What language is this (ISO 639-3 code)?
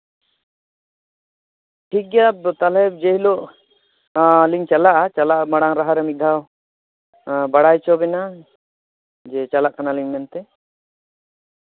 sat